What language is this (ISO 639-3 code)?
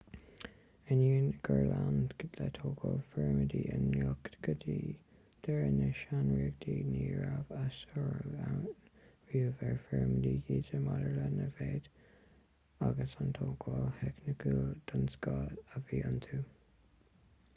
gle